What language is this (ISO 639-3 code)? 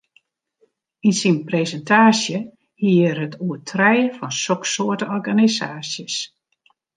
fry